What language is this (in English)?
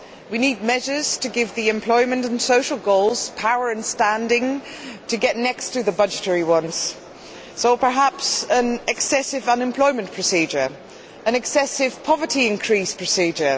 English